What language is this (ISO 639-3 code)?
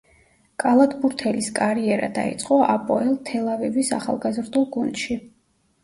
kat